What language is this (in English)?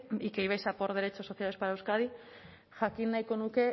Spanish